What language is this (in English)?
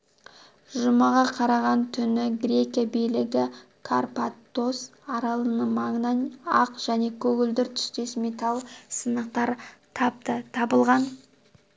Kazakh